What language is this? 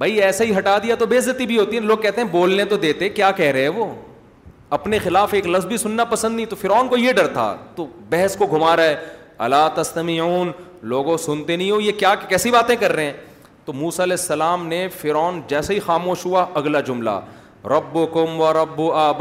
Urdu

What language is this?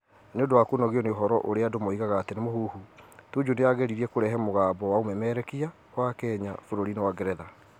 Kikuyu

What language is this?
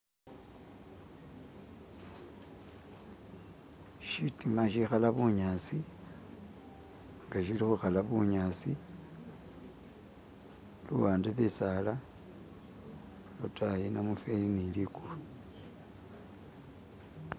Masaaba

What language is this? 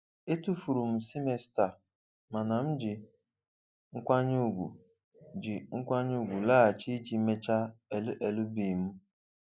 Igbo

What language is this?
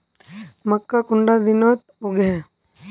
Magahi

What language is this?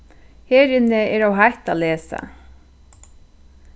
Faroese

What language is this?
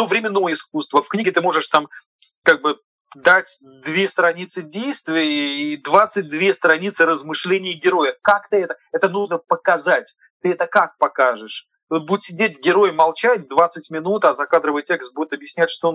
Russian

